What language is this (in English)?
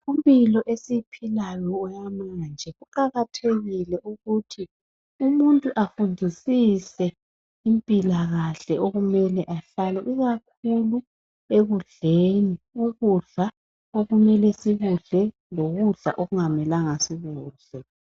North Ndebele